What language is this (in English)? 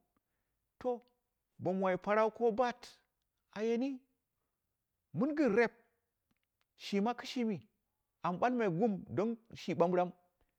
Dera (Nigeria)